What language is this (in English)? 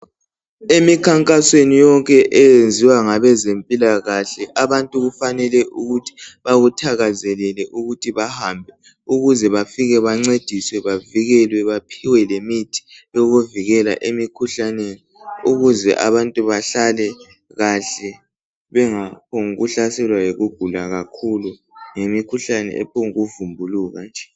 North Ndebele